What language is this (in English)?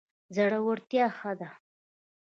Pashto